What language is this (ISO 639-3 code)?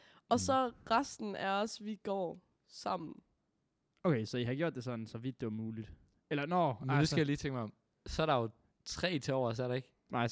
dan